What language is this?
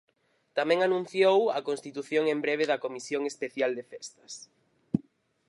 Galician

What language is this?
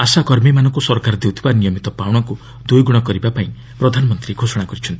Odia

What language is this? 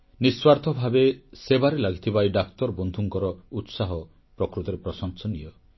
Odia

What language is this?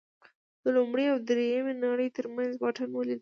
Pashto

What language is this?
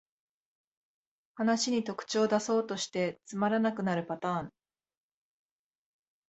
Japanese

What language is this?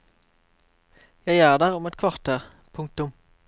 Norwegian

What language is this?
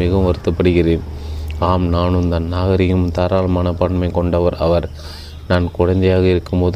Tamil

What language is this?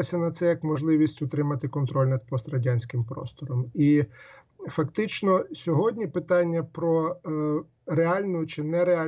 Ukrainian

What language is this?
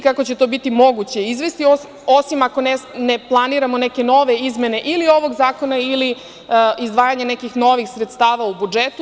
Serbian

